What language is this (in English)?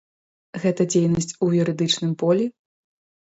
Belarusian